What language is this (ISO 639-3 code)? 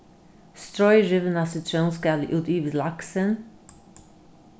fao